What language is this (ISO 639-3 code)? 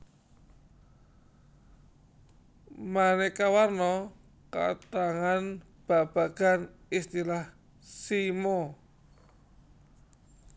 jav